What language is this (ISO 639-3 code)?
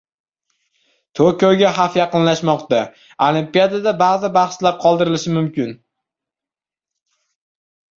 uzb